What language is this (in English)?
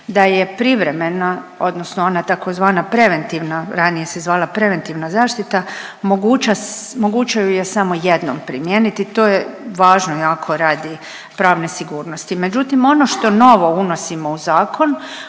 Croatian